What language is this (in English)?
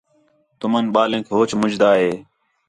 Khetrani